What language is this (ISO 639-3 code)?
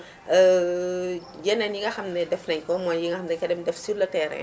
wol